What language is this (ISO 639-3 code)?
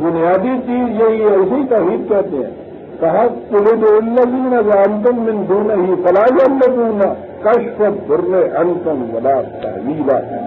ara